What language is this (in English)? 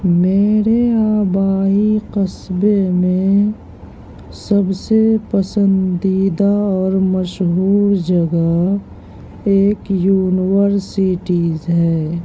Urdu